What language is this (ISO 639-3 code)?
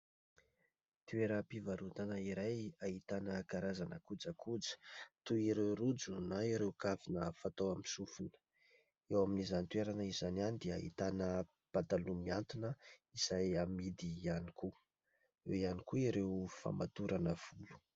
mlg